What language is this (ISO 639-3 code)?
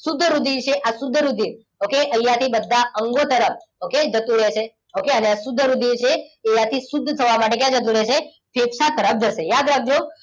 guj